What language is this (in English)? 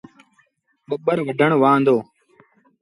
Sindhi Bhil